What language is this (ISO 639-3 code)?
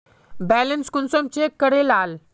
mag